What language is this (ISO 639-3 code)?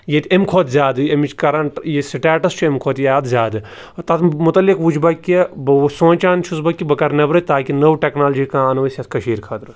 kas